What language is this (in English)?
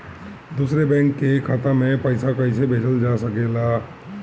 Bhojpuri